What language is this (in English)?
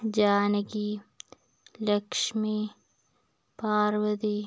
Malayalam